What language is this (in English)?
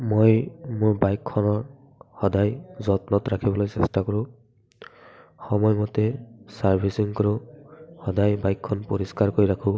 Assamese